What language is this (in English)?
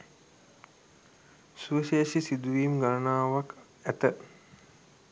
Sinhala